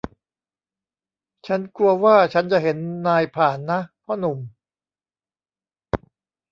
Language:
Thai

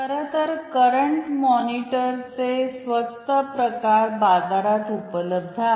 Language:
Marathi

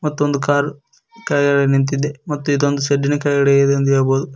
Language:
Kannada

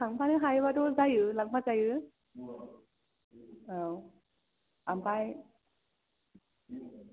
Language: Bodo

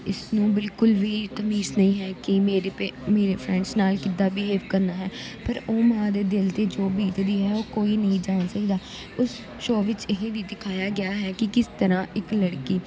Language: Punjabi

